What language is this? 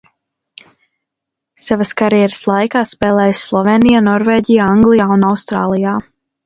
Latvian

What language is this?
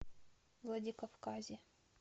Russian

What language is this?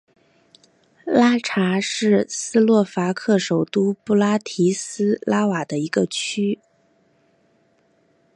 Chinese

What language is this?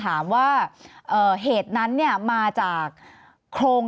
Thai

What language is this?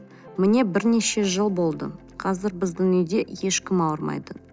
Kazakh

